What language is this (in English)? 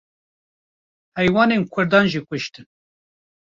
Kurdish